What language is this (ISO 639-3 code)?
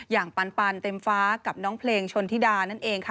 tha